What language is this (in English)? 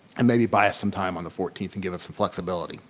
English